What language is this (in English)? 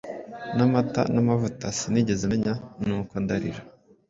Kinyarwanda